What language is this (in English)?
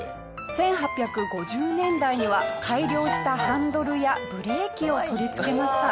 Japanese